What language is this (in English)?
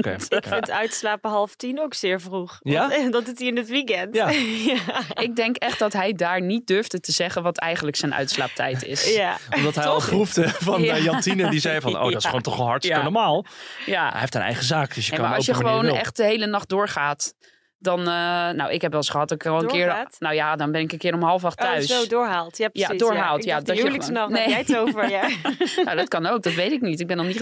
Dutch